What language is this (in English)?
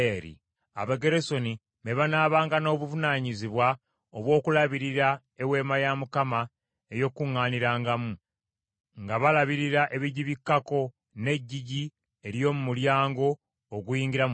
Ganda